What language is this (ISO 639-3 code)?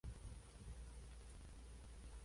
spa